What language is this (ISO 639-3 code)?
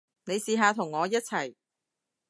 yue